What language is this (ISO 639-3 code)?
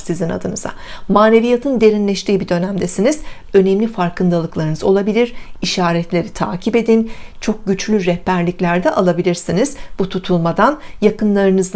tur